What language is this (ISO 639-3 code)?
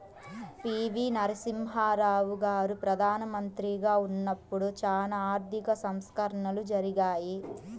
tel